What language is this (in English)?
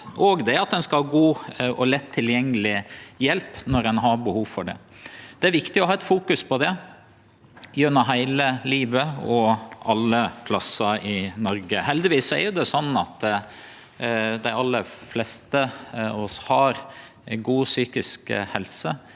Norwegian